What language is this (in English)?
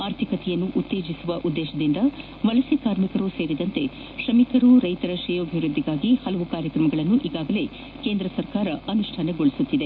Kannada